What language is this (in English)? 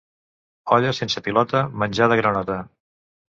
Catalan